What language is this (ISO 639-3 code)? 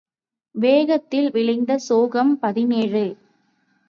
tam